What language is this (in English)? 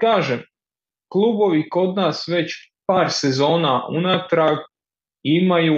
Croatian